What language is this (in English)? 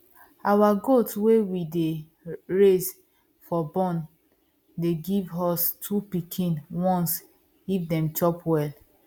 Nigerian Pidgin